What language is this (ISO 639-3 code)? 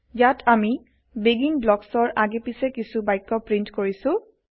asm